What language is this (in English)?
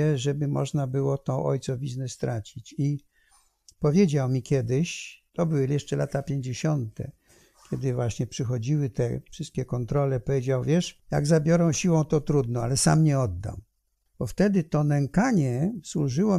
Polish